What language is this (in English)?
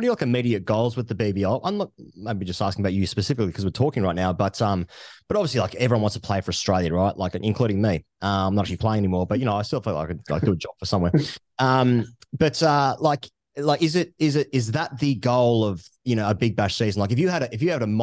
English